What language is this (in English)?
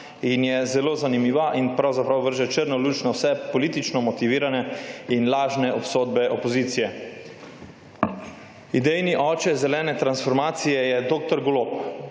Slovenian